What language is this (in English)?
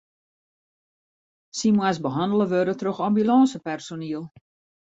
Western Frisian